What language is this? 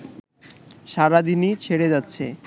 Bangla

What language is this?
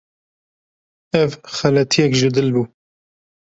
Kurdish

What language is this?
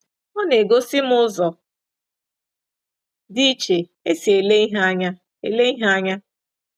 Igbo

